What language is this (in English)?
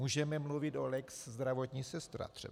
Czech